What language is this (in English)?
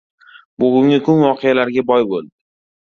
Uzbek